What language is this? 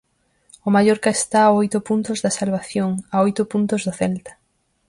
Galician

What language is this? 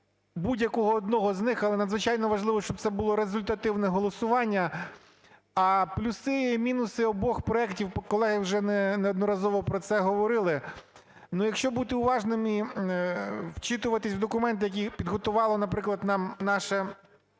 Ukrainian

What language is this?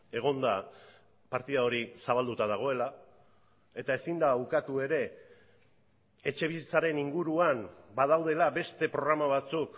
Basque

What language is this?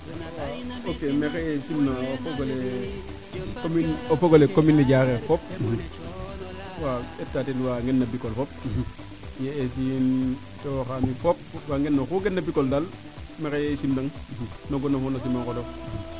Serer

